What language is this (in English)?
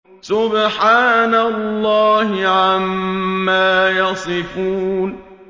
Arabic